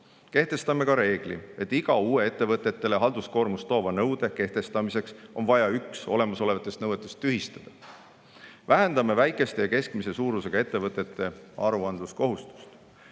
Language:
Estonian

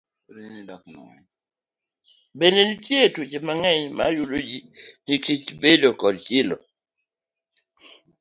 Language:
Luo (Kenya and Tanzania)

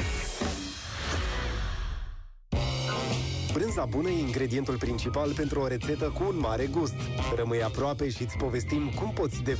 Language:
Romanian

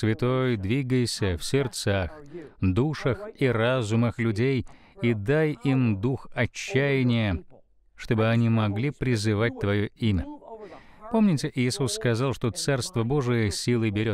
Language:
Russian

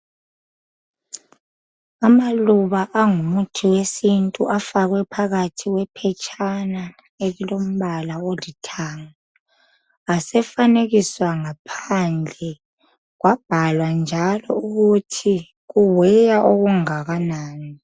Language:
North Ndebele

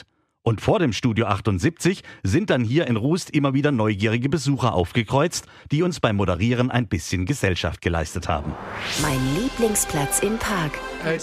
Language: German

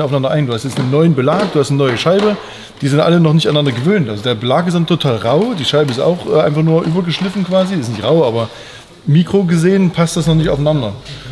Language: German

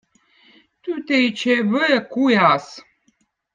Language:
Votic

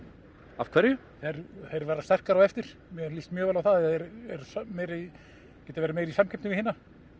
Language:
Icelandic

